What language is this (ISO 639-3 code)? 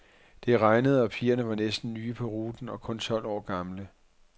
dan